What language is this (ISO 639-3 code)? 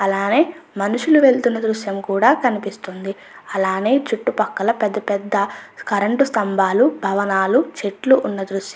tel